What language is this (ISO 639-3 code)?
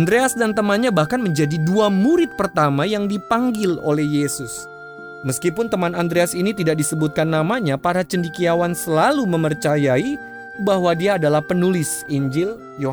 ind